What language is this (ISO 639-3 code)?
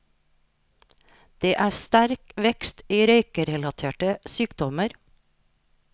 nor